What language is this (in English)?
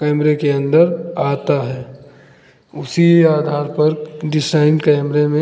Hindi